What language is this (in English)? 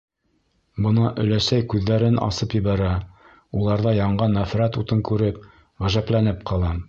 Bashkir